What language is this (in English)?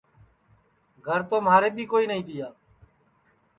Sansi